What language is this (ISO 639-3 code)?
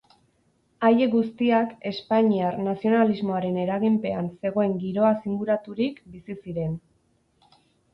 eus